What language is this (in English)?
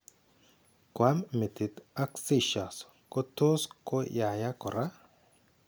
Kalenjin